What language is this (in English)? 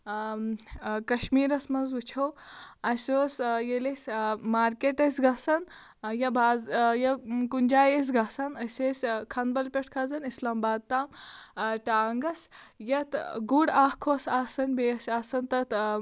Kashmiri